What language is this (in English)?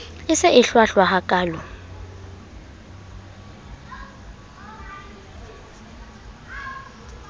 Southern Sotho